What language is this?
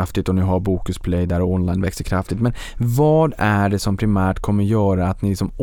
Swedish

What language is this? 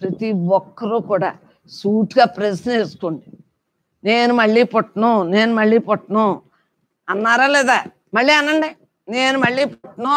Telugu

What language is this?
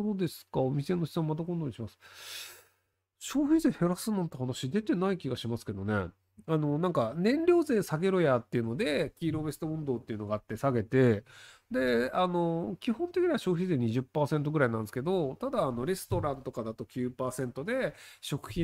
Japanese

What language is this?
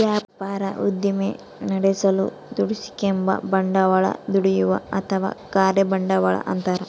Kannada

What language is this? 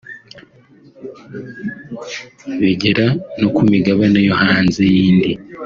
Kinyarwanda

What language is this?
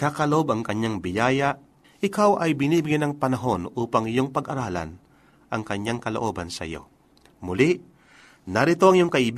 Filipino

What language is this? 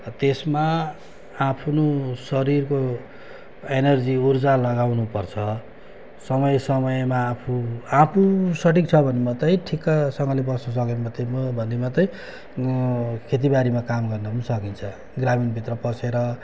Nepali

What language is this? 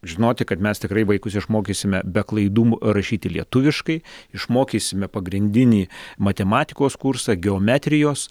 Lithuanian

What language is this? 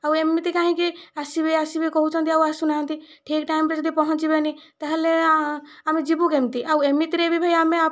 Odia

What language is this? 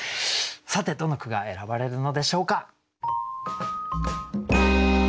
Japanese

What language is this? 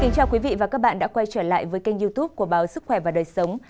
Vietnamese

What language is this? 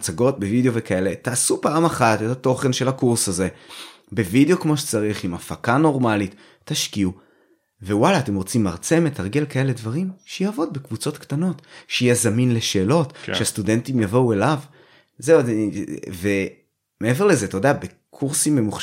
Hebrew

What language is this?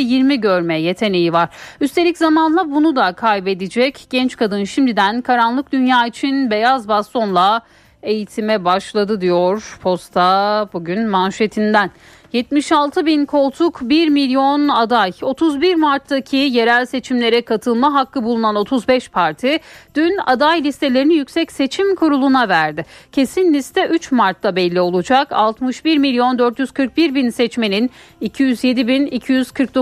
Turkish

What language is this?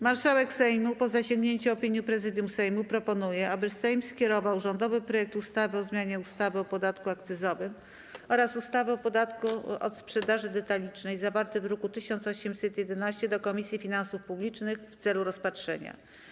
Polish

